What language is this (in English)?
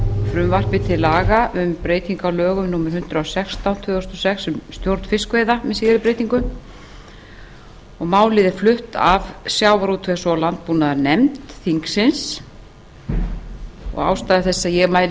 Icelandic